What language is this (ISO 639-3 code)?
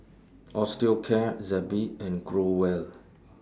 eng